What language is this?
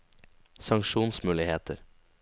Norwegian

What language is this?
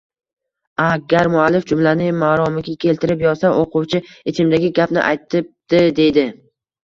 Uzbek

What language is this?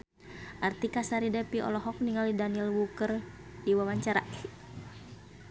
Sundanese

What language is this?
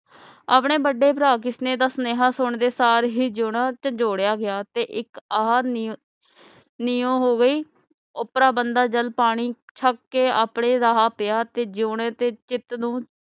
Punjabi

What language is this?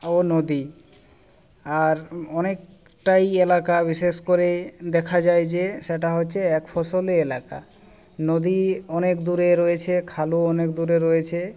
Bangla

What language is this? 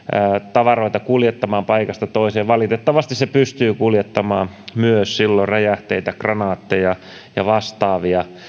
Finnish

